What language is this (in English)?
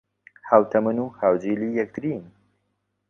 Central Kurdish